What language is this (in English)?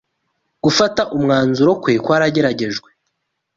Kinyarwanda